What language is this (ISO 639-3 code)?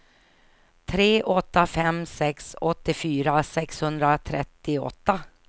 swe